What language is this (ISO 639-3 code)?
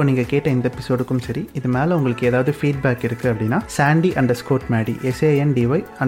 tam